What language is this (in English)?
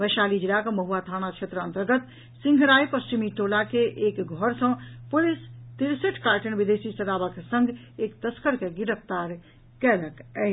Maithili